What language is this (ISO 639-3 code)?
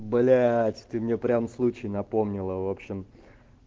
rus